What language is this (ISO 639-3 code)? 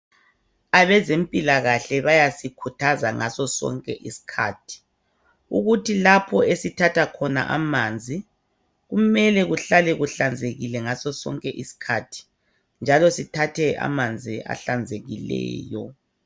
nde